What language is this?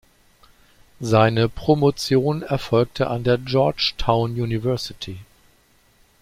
German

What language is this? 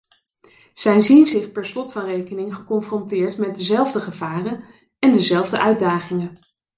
Dutch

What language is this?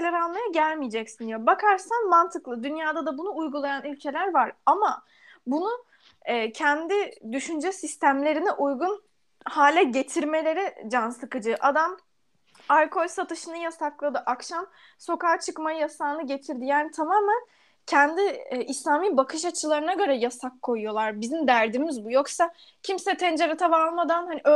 Turkish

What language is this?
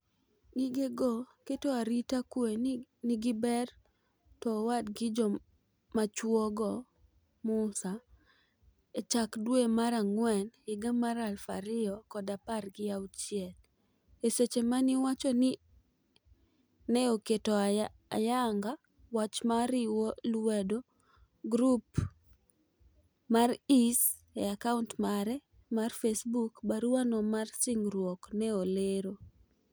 Luo (Kenya and Tanzania)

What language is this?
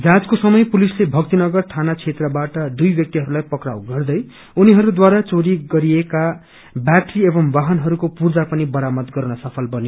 Nepali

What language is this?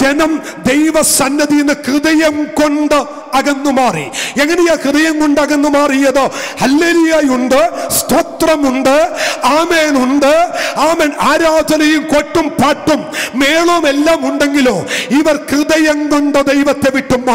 Arabic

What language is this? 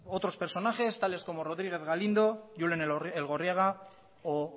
Spanish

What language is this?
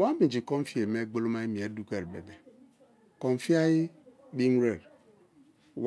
Kalabari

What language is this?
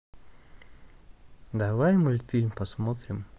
Russian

